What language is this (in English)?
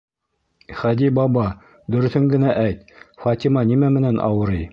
Bashkir